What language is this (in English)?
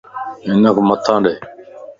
Lasi